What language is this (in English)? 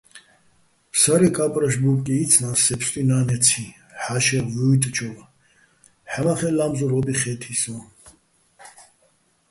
Bats